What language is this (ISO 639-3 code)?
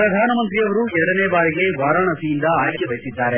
kan